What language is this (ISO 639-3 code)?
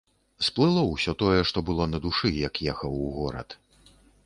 bel